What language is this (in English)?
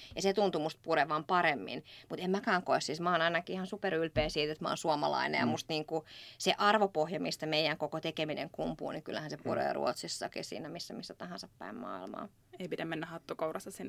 Finnish